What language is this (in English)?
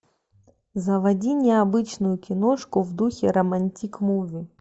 Russian